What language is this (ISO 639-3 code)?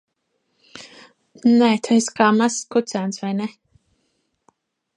lav